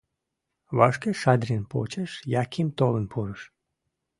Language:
Mari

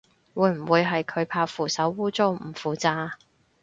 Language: Cantonese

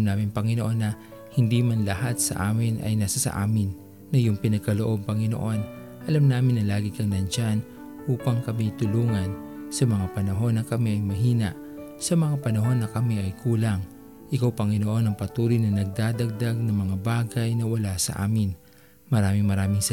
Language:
Filipino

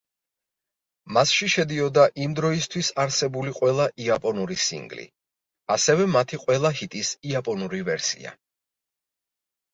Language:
Georgian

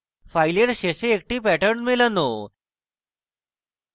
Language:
Bangla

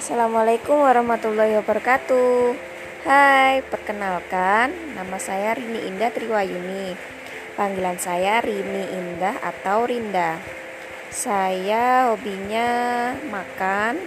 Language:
Indonesian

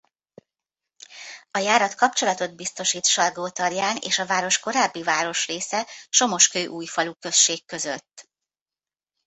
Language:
Hungarian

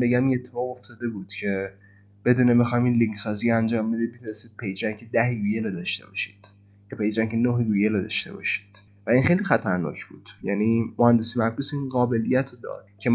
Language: Persian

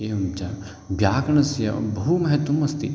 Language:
Sanskrit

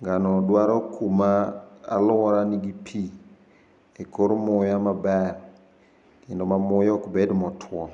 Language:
Luo (Kenya and Tanzania)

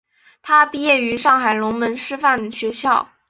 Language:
Chinese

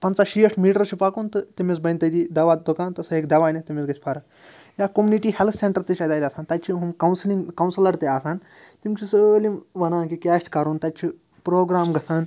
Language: Kashmiri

